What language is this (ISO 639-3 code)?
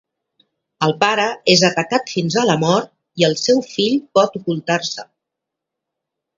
cat